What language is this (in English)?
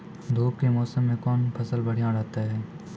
Maithili